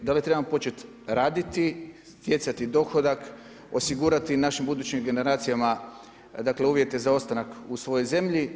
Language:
Croatian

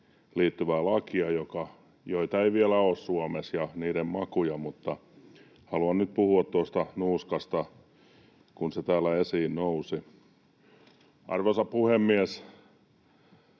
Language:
Finnish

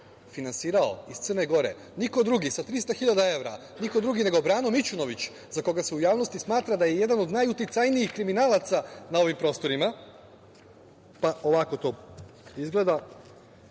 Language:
Serbian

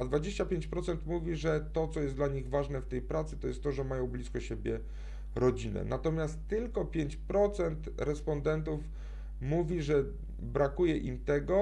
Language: Polish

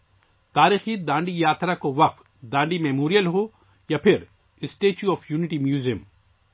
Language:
Urdu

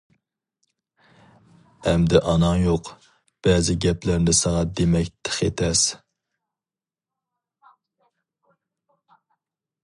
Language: Uyghur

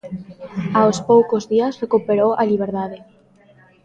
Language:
Galician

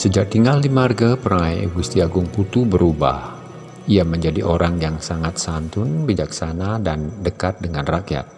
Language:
Indonesian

